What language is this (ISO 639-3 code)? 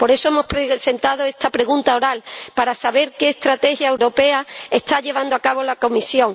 spa